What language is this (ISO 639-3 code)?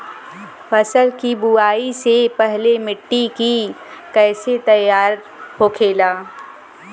bho